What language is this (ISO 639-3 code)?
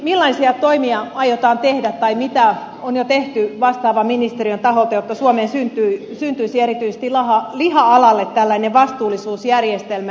fin